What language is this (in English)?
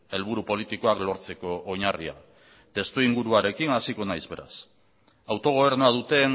Basque